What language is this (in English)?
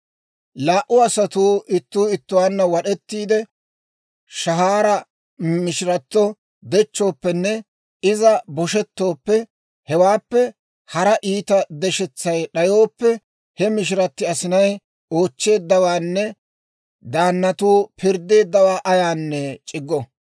Dawro